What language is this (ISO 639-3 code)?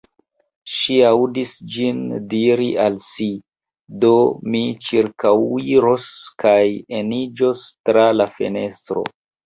epo